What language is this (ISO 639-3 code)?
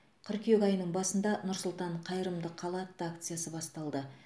kaz